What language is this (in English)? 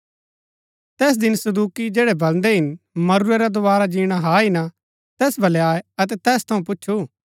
Gaddi